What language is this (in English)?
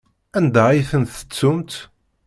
Kabyle